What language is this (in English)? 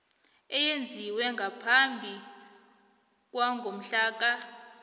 South Ndebele